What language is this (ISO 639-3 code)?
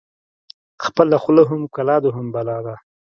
pus